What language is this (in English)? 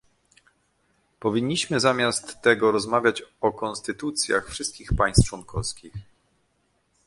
Polish